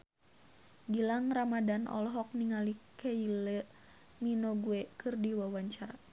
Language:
Sundanese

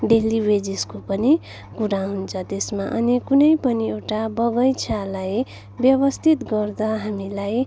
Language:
Nepali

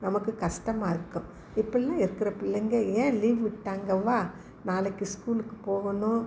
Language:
Tamil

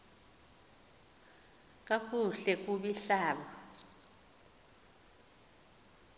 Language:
Xhosa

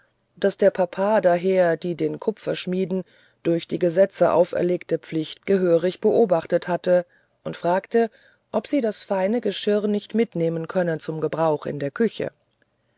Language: German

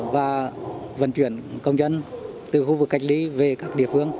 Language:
Vietnamese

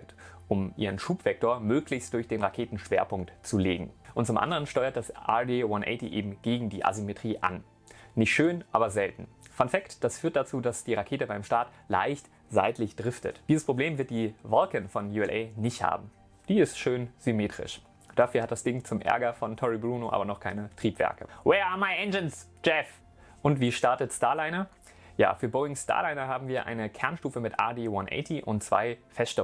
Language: German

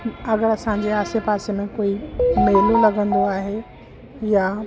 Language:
Sindhi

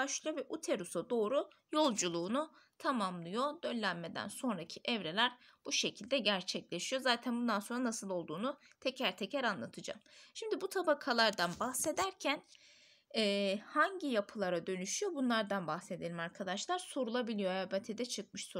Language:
Turkish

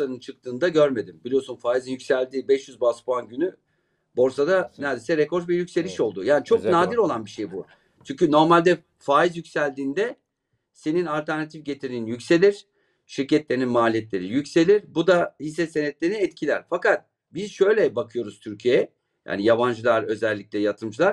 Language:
Turkish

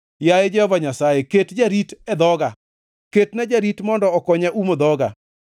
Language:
Luo (Kenya and Tanzania)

